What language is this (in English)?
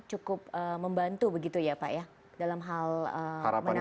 Indonesian